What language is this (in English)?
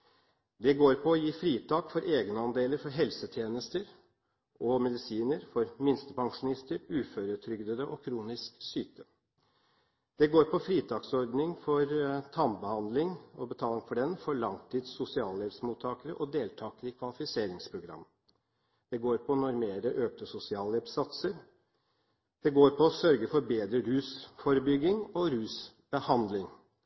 Norwegian Bokmål